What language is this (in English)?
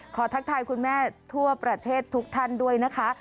Thai